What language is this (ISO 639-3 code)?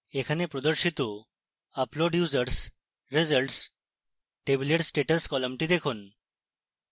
ben